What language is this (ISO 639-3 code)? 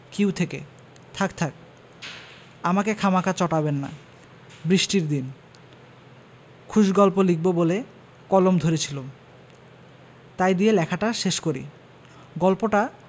ben